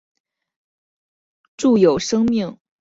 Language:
Chinese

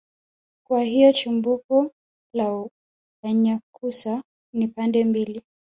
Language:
Swahili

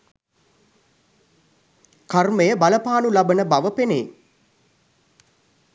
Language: Sinhala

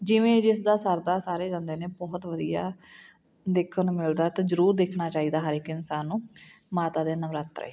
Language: Punjabi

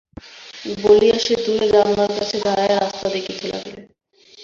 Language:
Bangla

